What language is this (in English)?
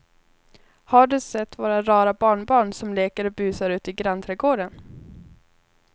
Swedish